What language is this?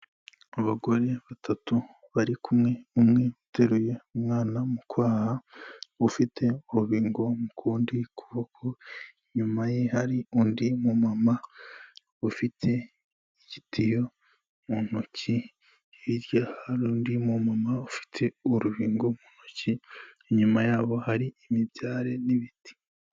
Kinyarwanda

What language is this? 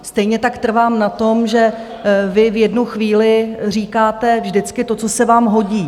Czech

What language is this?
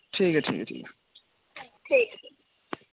Dogri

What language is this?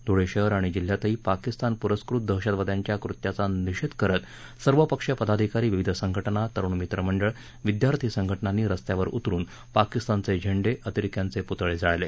Marathi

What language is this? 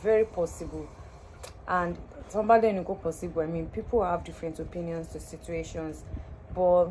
English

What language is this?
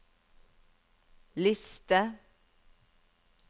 Norwegian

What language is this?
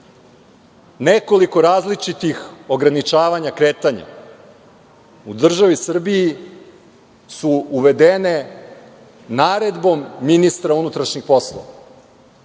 Serbian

